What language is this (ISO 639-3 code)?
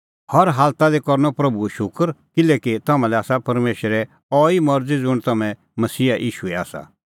kfx